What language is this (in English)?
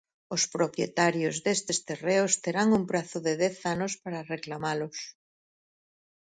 Galician